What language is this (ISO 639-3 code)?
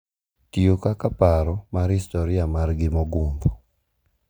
luo